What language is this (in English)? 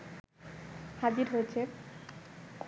Bangla